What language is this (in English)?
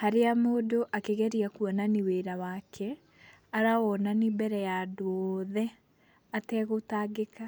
Kikuyu